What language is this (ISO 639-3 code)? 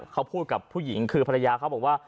tha